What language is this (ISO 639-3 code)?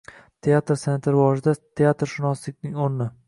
uzb